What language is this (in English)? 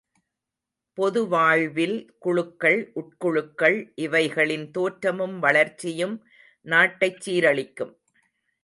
Tamil